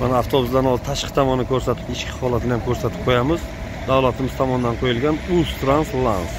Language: Turkish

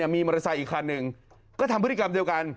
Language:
Thai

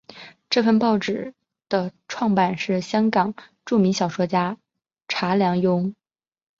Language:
Chinese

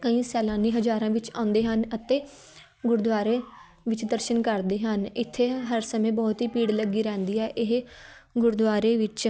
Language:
Punjabi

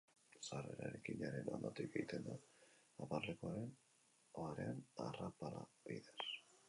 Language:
Basque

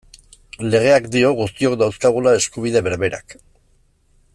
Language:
Basque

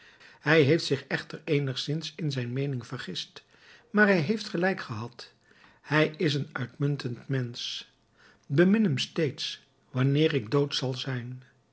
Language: Dutch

